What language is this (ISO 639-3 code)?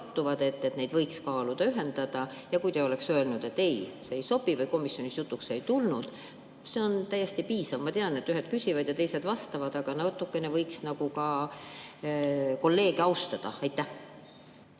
est